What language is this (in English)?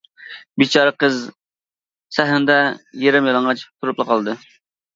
Uyghur